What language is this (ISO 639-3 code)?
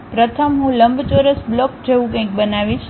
guj